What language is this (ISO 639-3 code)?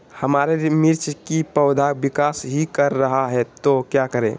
mag